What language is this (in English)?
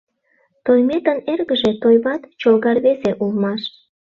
Mari